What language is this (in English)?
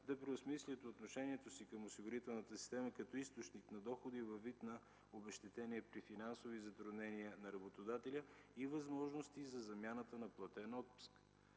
Bulgarian